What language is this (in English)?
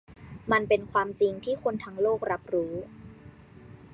Thai